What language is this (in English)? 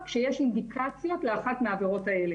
Hebrew